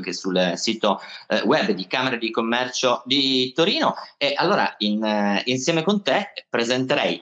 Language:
Italian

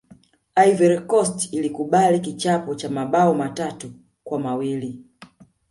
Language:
Swahili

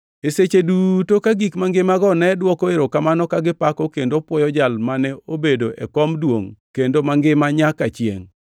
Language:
Luo (Kenya and Tanzania)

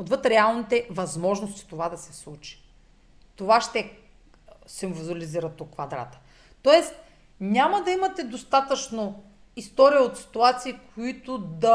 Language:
Bulgarian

